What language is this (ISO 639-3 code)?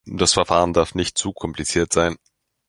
deu